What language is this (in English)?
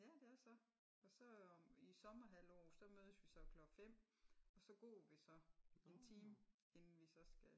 Danish